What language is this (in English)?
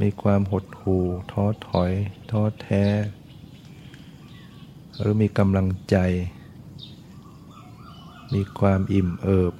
Thai